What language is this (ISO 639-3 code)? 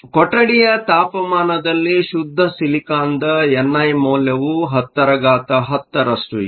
kan